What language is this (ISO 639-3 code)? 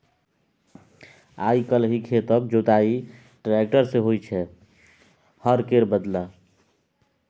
mai